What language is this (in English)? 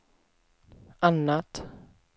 Swedish